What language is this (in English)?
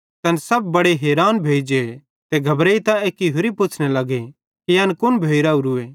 Bhadrawahi